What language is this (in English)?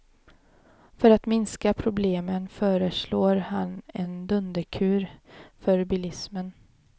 Swedish